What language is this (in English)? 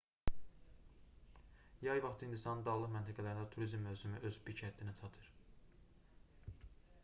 Azerbaijani